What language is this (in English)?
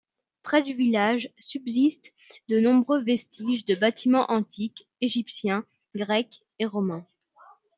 French